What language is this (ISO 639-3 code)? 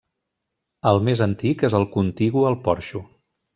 cat